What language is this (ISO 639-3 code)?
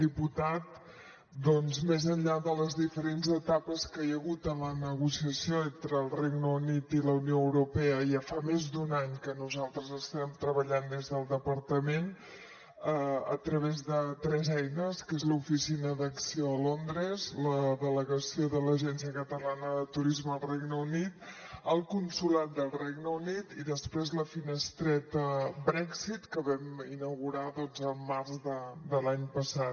cat